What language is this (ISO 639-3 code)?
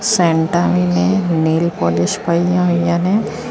pan